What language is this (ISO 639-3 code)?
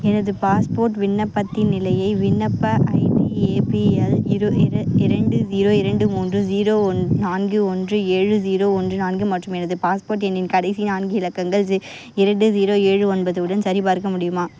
tam